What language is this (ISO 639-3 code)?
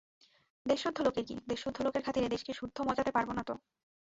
ben